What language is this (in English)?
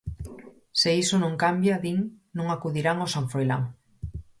Galician